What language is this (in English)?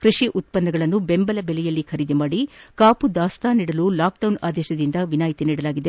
Kannada